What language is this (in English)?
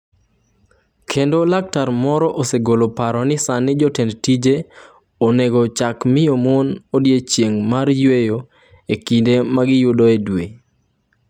Luo (Kenya and Tanzania)